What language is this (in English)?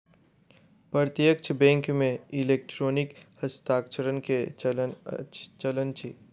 Maithili